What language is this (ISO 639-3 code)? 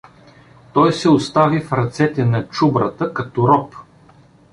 bul